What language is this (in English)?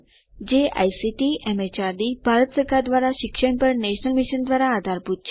Gujarati